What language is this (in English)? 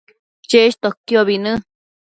Matsés